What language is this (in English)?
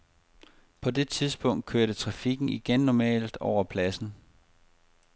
Danish